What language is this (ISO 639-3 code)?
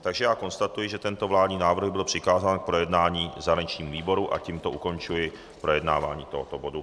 ces